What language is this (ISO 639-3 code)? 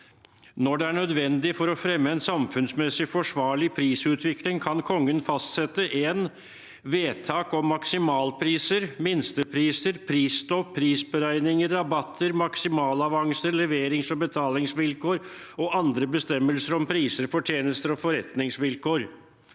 nor